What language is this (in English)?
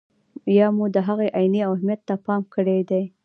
Pashto